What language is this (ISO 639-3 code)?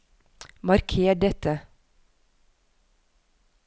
nor